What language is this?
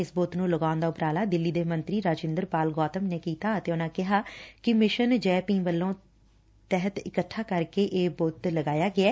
Punjabi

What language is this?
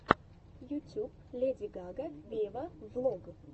Russian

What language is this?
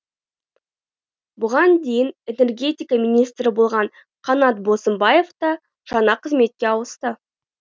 Kazakh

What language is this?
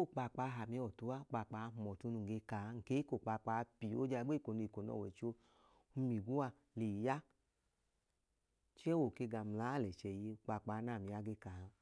Idoma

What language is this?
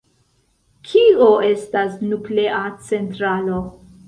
Esperanto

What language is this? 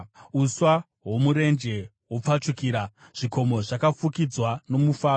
Shona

